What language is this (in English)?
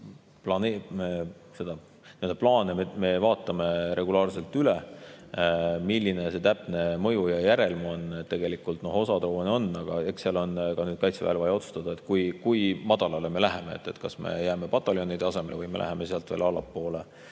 Estonian